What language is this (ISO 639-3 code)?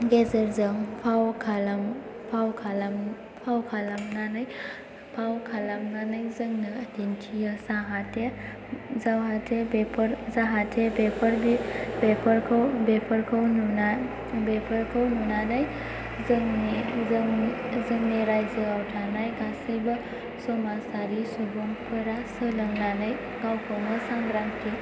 brx